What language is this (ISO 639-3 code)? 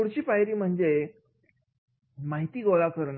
mar